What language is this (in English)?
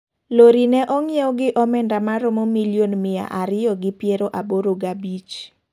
Luo (Kenya and Tanzania)